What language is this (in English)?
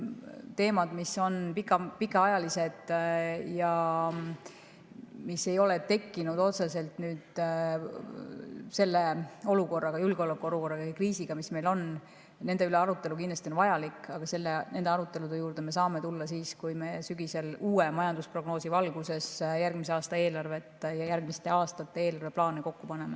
Estonian